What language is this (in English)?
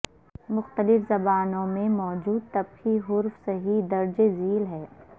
Urdu